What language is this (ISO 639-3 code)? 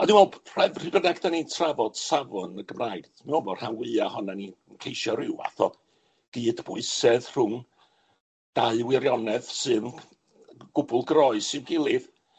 cym